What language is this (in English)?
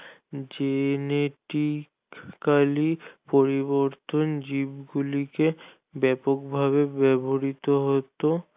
Bangla